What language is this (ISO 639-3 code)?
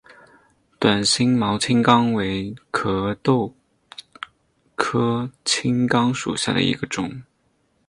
zho